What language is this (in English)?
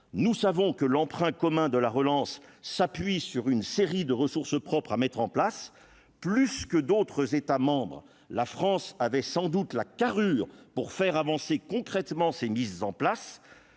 French